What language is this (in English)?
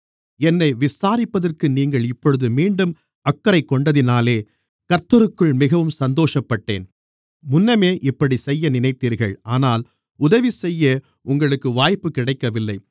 Tamil